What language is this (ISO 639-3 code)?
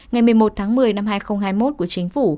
vie